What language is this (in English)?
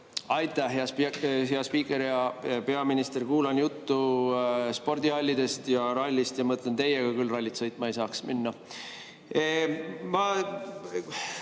Estonian